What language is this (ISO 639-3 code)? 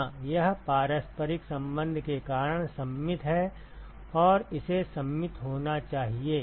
hin